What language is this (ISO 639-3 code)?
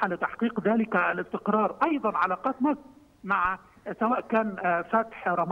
ara